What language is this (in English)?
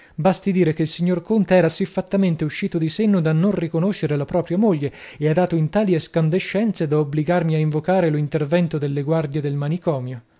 Italian